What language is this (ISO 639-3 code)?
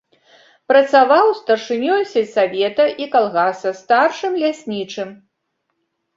bel